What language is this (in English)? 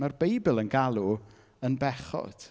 Welsh